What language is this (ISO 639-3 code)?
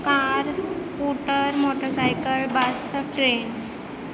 pan